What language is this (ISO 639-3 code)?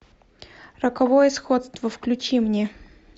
rus